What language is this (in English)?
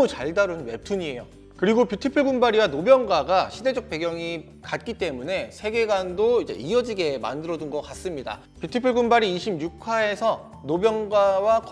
Korean